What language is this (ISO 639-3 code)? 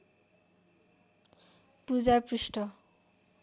nep